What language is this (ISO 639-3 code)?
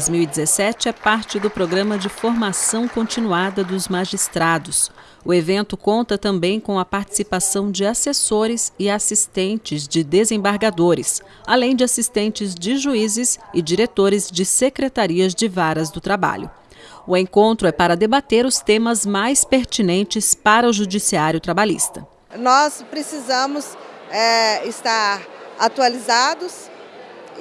por